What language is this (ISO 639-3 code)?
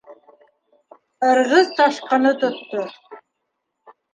bak